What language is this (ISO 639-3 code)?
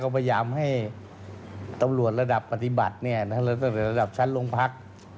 tha